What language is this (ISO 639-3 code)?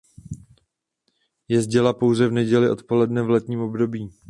ces